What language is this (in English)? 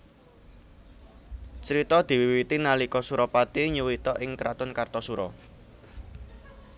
Javanese